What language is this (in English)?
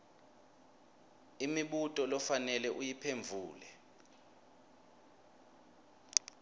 Swati